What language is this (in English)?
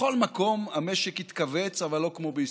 Hebrew